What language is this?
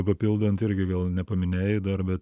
Lithuanian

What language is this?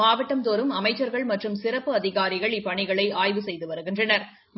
Tamil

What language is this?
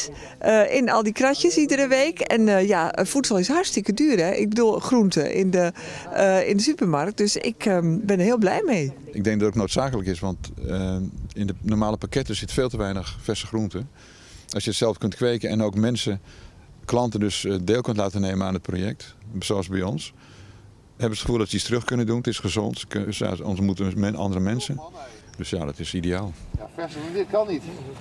Dutch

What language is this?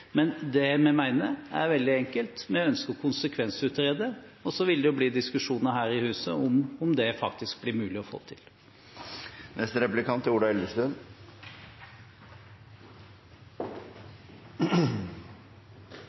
Norwegian Bokmål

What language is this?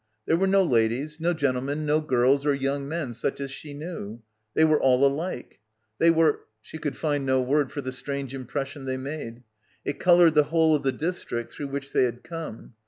English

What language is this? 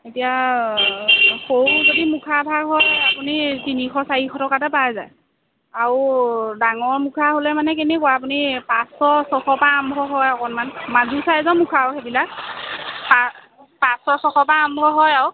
Assamese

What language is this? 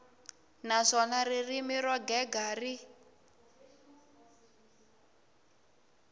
Tsonga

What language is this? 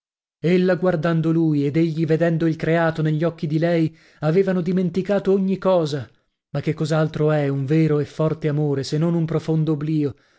Italian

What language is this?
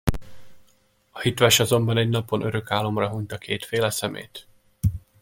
Hungarian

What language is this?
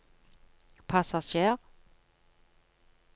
Norwegian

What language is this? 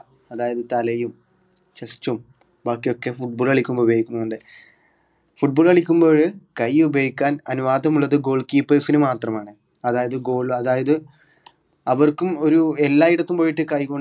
Malayalam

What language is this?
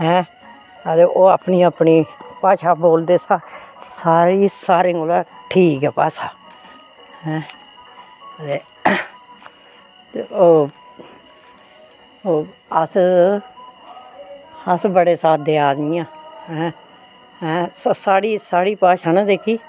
Dogri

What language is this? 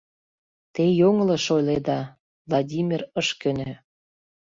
Mari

